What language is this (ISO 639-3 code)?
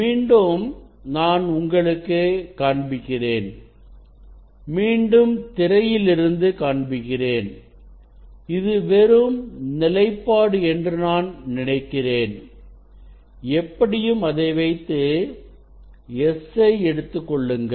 tam